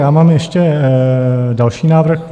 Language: Czech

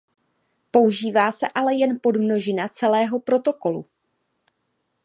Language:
Czech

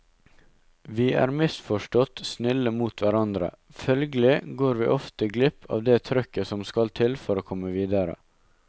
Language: Norwegian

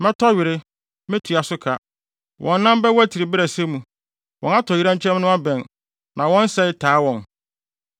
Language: Akan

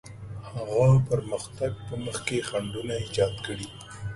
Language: Pashto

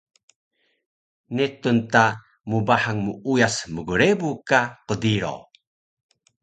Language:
Taroko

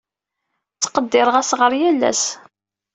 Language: Kabyle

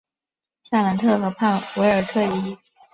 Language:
Chinese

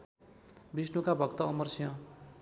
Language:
Nepali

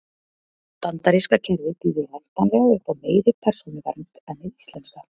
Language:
Icelandic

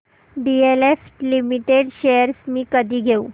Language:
Marathi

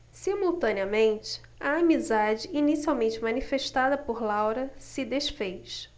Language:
Portuguese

